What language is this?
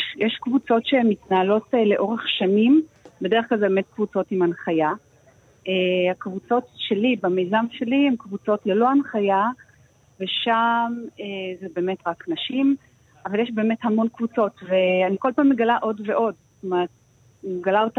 Hebrew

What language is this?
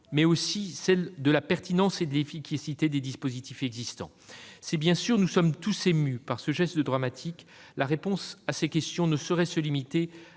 French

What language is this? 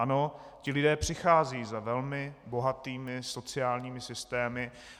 Czech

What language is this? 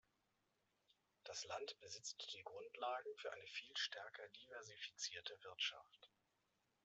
German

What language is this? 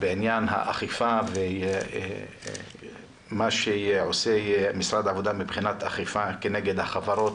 Hebrew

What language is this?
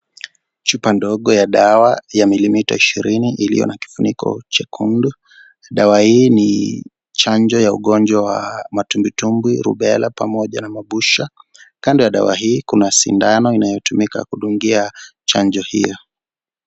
Swahili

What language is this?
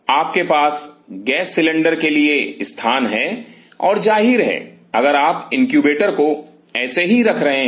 Hindi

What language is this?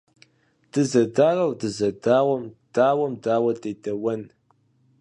Kabardian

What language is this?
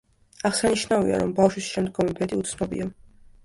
Georgian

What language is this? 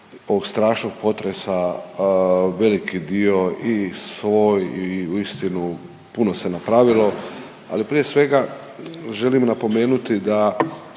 Croatian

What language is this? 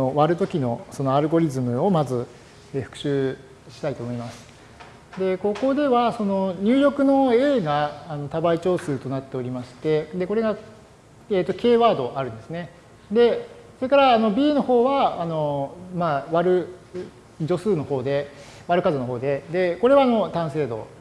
Japanese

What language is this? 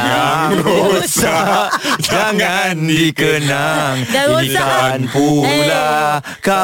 Malay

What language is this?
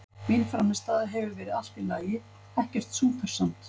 Icelandic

